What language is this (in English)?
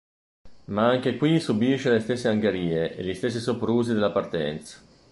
Italian